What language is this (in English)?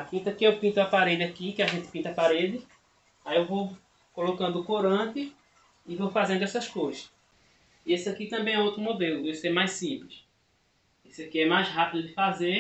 Portuguese